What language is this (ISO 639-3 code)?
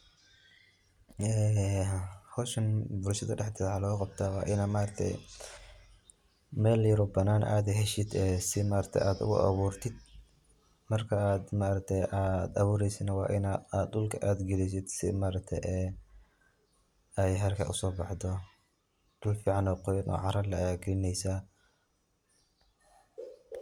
som